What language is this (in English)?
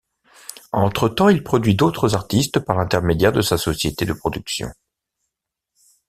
French